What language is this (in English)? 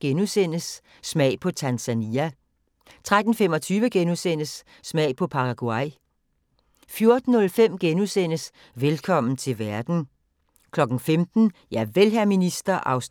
Danish